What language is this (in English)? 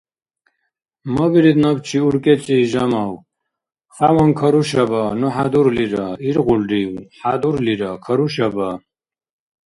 Dargwa